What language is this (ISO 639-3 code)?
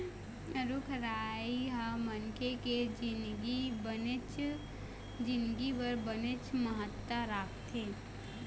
hne